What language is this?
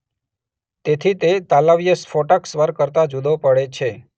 Gujarati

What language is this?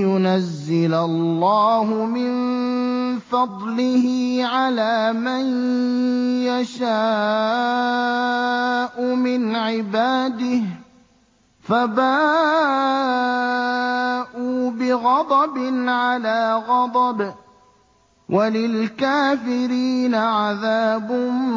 Arabic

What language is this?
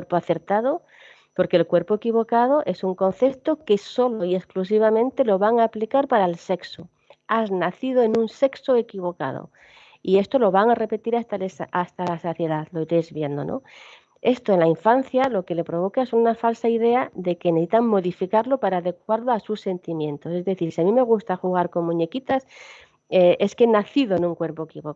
Spanish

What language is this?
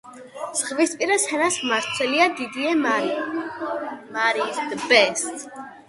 Georgian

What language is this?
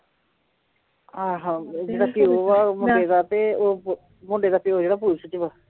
Punjabi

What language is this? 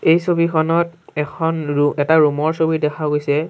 Assamese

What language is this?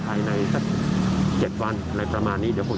Thai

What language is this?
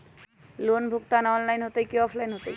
Magahi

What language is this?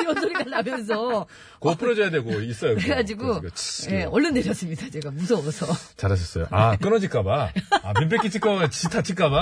Korean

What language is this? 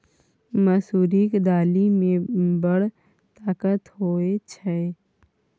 Maithili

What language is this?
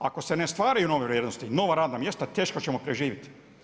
Croatian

